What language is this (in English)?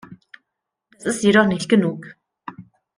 German